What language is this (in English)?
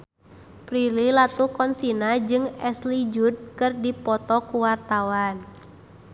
Sundanese